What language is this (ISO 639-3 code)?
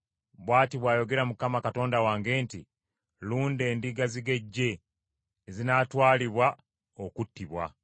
lug